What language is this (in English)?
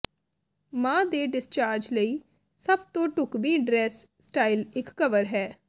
Punjabi